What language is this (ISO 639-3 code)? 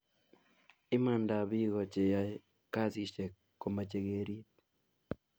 kln